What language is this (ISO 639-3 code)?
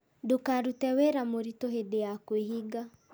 kik